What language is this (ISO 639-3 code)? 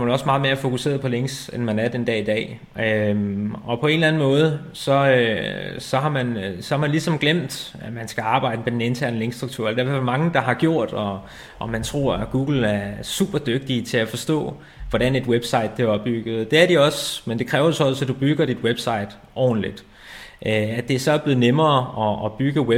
dan